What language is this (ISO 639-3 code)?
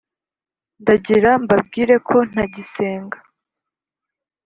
kin